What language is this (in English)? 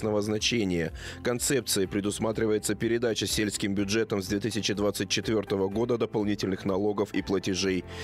Russian